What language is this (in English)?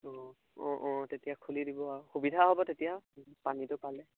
Assamese